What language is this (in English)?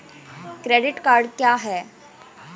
Hindi